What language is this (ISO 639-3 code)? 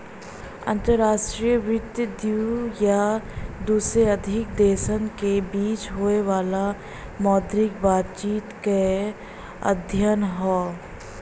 bho